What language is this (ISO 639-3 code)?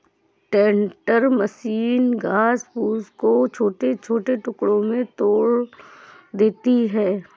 hin